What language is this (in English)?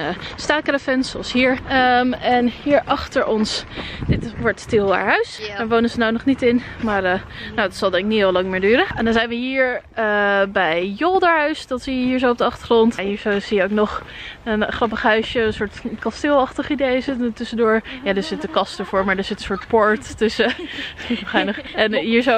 Dutch